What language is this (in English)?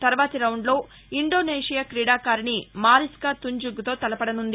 Telugu